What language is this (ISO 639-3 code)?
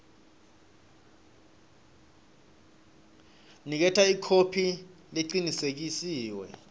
ssw